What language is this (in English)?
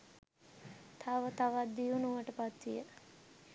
Sinhala